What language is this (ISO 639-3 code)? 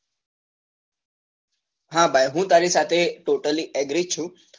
guj